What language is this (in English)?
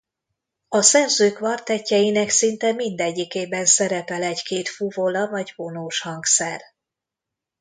Hungarian